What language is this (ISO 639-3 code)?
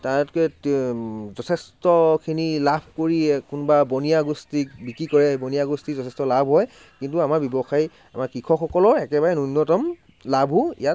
asm